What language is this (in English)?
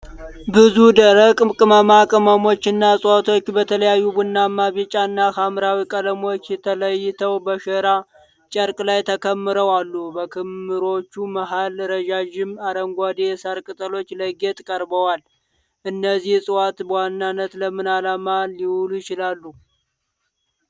Amharic